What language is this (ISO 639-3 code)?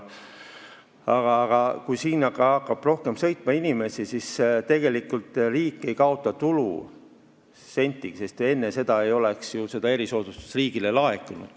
est